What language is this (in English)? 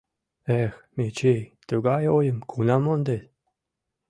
Mari